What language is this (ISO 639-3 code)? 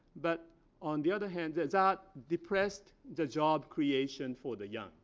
eng